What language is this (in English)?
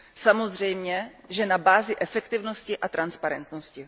Czech